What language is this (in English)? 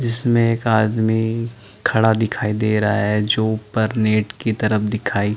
Hindi